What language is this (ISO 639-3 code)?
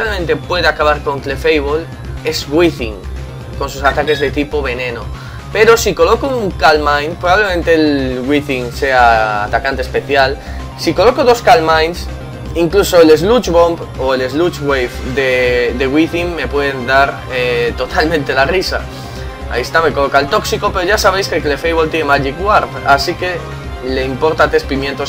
spa